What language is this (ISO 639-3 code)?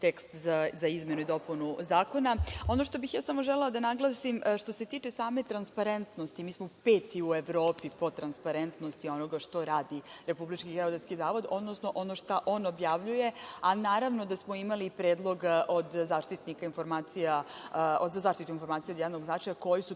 srp